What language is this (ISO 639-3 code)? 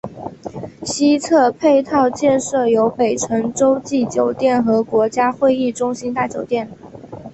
zho